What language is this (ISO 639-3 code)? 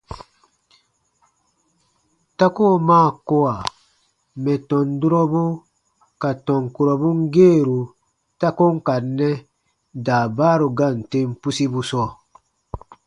bba